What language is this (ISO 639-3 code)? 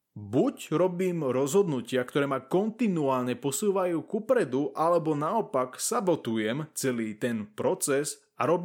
slk